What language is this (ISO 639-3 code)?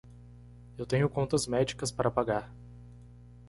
por